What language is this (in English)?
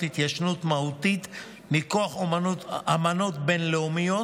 Hebrew